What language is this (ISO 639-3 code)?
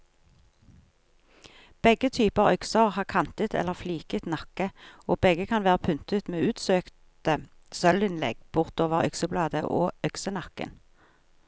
nor